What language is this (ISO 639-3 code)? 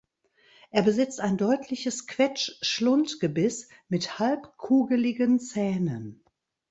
deu